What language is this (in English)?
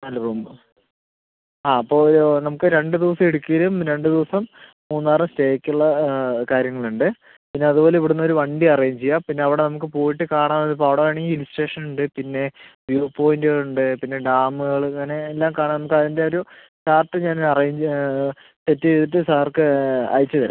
Malayalam